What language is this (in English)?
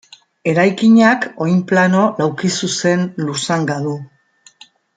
Basque